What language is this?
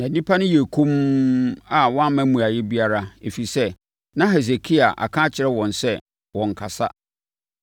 Akan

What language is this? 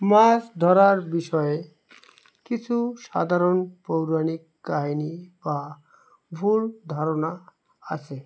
Bangla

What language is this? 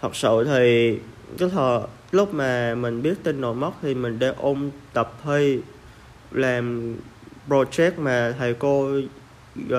Vietnamese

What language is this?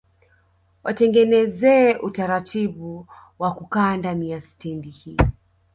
Swahili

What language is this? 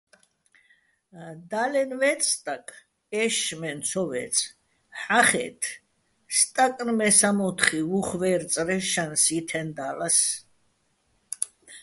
Bats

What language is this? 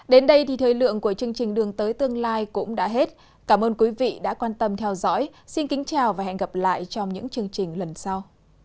Vietnamese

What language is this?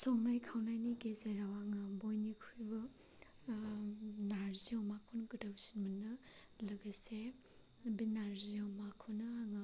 Bodo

